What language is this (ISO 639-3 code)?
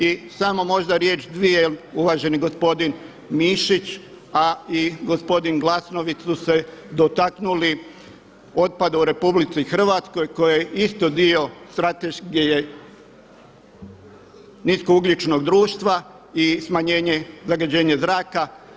hrv